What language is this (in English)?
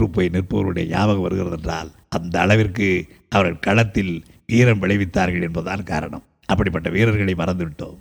Tamil